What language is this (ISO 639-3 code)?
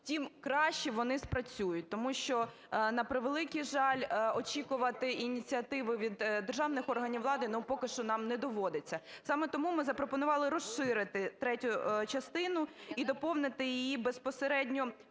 ukr